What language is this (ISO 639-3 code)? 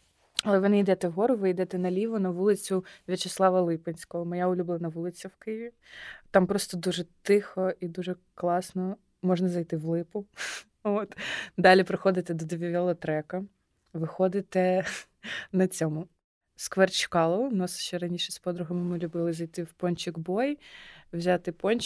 ukr